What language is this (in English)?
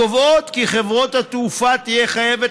Hebrew